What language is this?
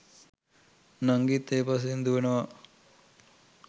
Sinhala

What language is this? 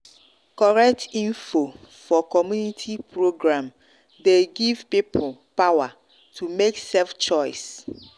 Nigerian Pidgin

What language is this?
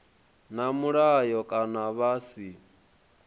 Venda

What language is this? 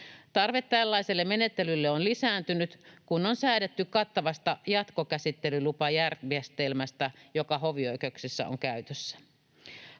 Finnish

